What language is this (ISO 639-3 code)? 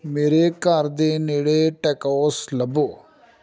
pan